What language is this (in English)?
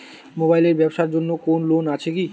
Bangla